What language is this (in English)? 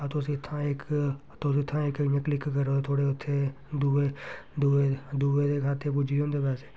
Dogri